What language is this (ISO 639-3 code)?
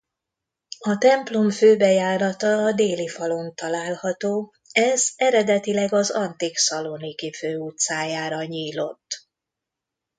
hun